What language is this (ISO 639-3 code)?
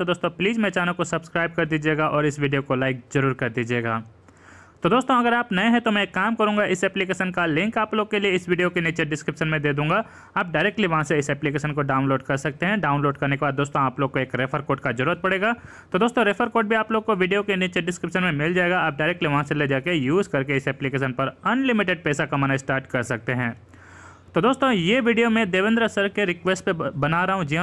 hin